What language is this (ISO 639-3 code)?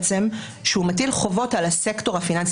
heb